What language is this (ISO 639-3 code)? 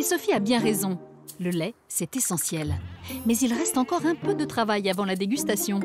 fra